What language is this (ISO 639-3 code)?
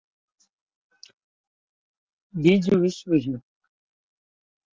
guj